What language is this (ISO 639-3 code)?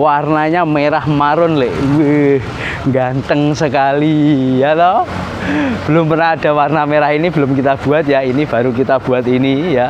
ind